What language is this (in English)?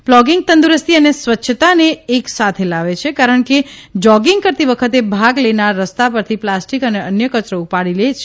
Gujarati